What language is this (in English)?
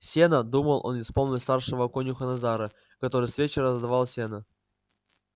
Russian